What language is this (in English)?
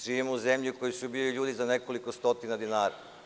Serbian